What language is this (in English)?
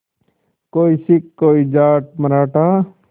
Hindi